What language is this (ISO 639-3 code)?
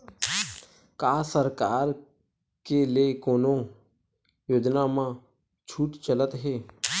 hne